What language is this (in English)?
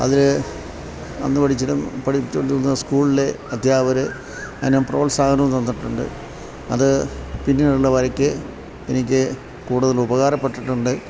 Malayalam